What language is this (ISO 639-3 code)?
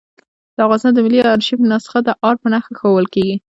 pus